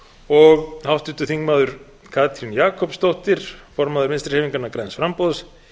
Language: Icelandic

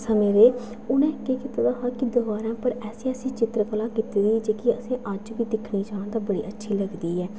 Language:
Dogri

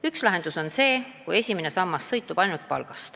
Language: Estonian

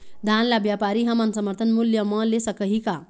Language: Chhattisgarhi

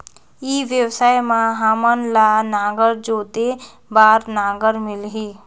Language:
Chhattisgarhi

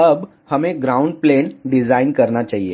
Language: Hindi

